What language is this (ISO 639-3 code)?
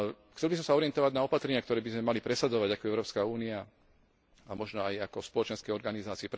slk